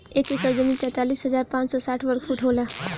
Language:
Bhojpuri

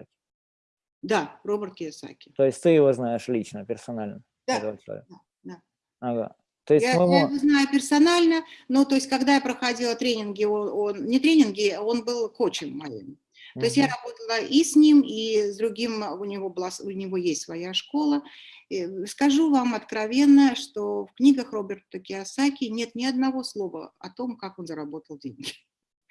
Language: Russian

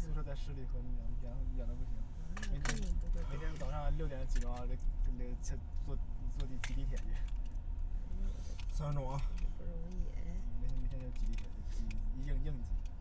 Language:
Chinese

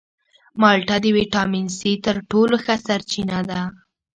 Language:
Pashto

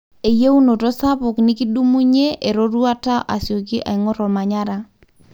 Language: Masai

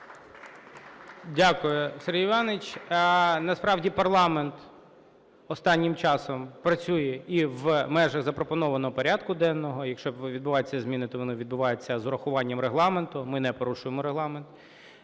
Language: Ukrainian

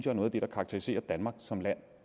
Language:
Danish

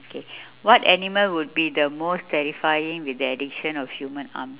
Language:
English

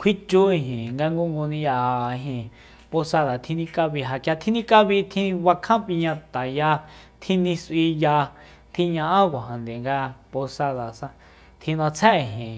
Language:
Soyaltepec Mazatec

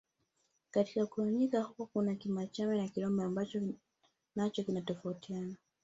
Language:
Swahili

